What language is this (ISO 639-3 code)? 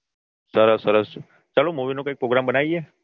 guj